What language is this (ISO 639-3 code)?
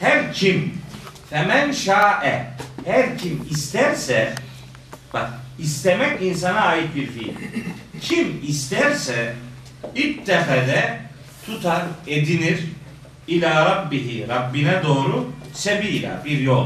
tur